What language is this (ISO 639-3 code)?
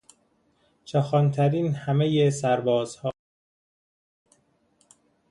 fas